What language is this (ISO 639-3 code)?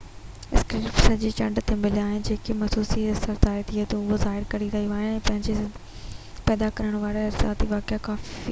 snd